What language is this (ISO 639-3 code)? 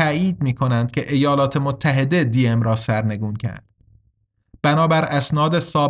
fas